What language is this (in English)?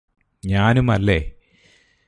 Malayalam